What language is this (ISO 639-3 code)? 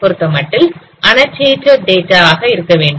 tam